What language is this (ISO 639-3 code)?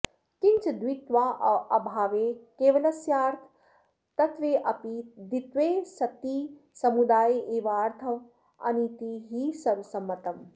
san